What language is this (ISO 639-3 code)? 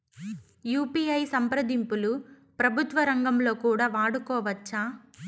tel